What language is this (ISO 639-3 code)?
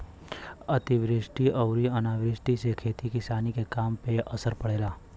bho